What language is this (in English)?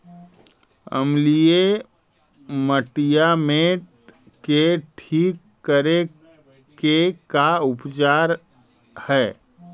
Magahi